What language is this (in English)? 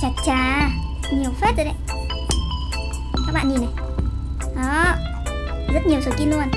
Vietnamese